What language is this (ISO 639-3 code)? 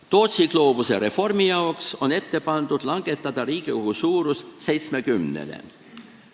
est